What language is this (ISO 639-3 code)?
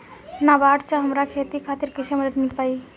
bho